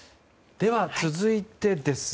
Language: Japanese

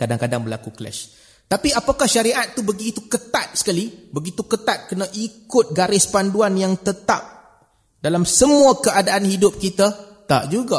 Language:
Malay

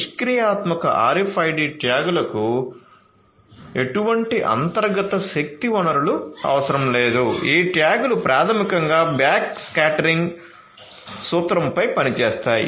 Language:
Telugu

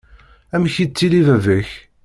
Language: Kabyle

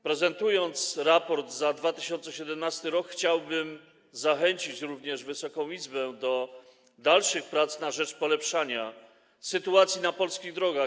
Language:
Polish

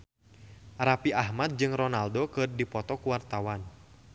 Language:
Sundanese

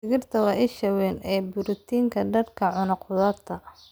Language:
Somali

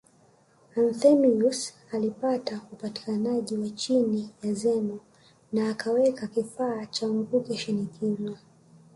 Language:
Swahili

